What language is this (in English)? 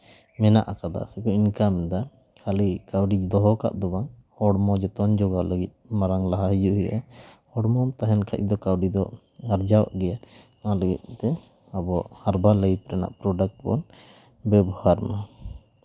Santali